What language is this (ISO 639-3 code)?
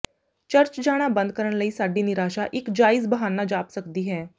pan